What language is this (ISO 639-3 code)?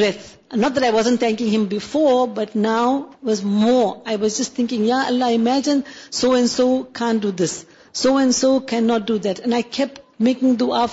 urd